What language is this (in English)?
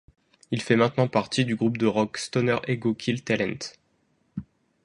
French